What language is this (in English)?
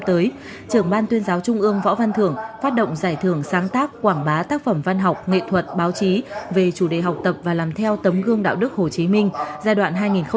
Vietnamese